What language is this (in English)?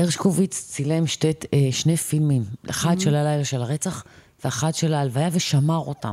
Hebrew